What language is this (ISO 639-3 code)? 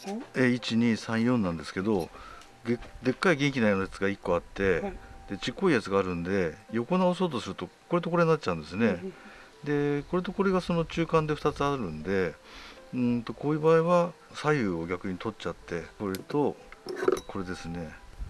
jpn